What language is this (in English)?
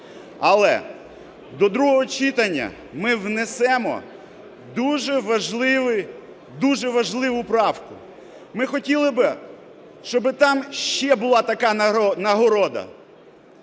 Ukrainian